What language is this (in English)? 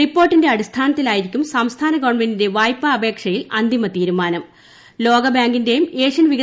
Malayalam